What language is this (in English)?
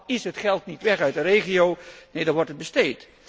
Dutch